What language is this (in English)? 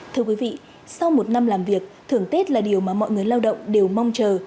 Vietnamese